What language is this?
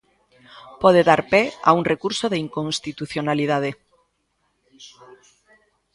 Galician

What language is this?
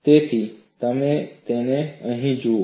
Gujarati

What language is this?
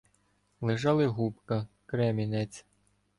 Ukrainian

